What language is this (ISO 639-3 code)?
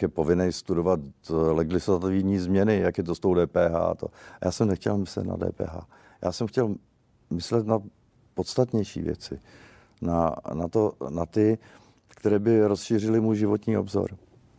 ces